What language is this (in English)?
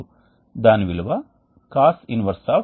Telugu